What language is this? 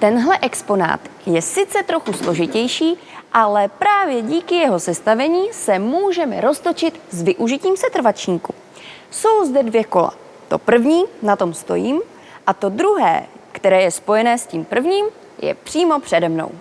Czech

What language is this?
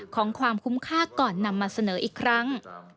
Thai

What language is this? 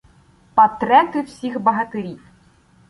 Ukrainian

